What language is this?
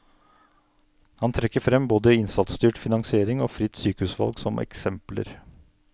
Norwegian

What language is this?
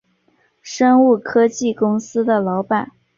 Chinese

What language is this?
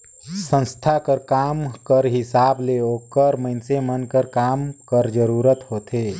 Chhattisgarhi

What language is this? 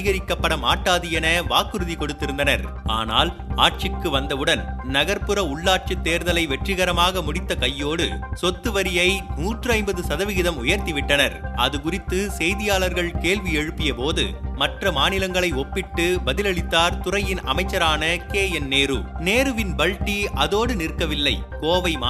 Tamil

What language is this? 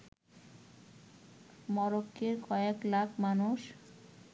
Bangla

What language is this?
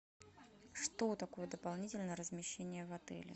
Russian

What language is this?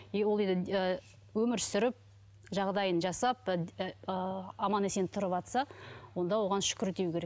Kazakh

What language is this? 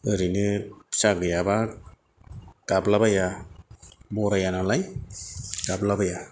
Bodo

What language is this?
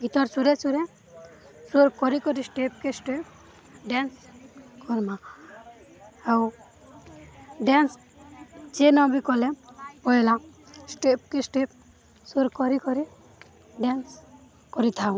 Odia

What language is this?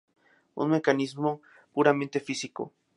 Spanish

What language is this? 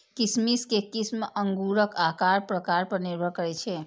Maithili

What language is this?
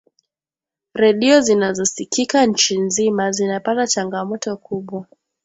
Swahili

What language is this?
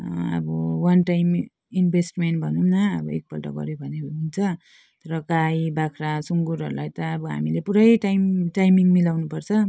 Nepali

